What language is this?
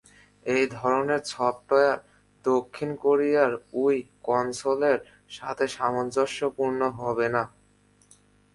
Bangla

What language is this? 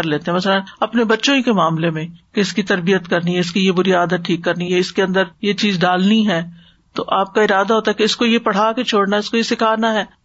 Urdu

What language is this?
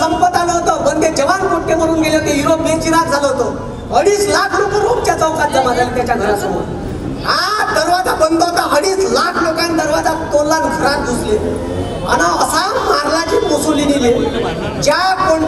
Marathi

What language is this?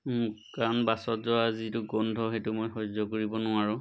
Assamese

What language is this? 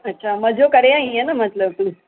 Sindhi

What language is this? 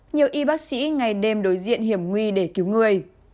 Vietnamese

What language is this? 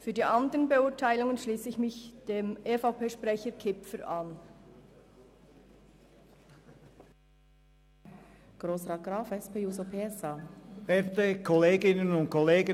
Swiss German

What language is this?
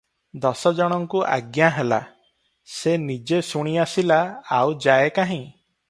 Odia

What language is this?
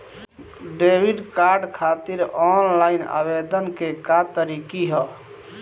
Bhojpuri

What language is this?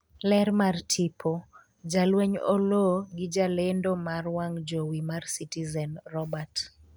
Luo (Kenya and Tanzania)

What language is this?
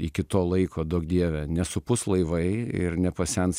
Lithuanian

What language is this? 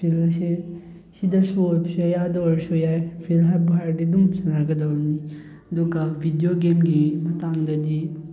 Manipuri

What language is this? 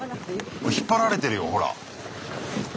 Japanese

